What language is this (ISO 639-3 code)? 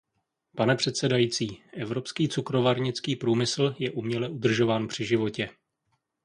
ces